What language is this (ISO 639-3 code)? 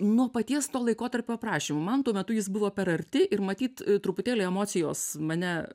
lit